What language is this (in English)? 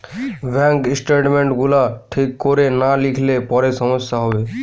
Bangla